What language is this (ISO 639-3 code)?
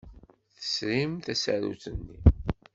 kab